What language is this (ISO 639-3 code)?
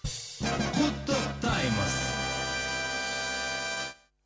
kaz